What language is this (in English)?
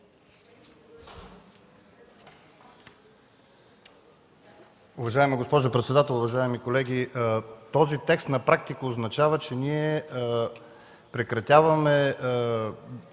Bulgarian